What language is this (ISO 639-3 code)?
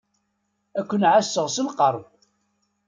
kab